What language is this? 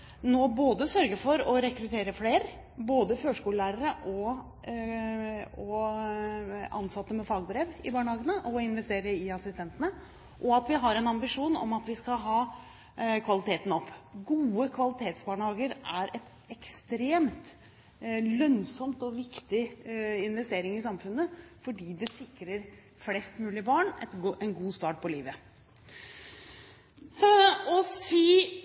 Norwegian Bokmål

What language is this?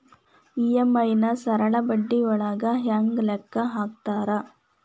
Kannada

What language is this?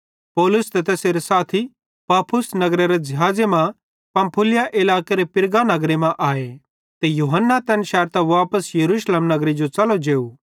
Bhadrawahi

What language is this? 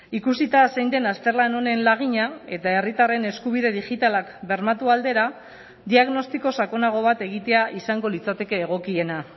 Basque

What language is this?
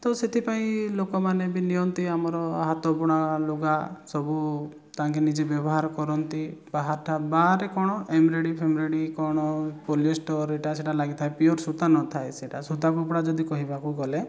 Odia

